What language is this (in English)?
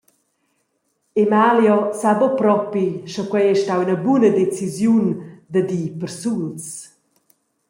Romansh